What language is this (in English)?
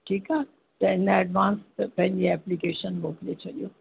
Sindhi